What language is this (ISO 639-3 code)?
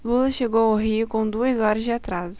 por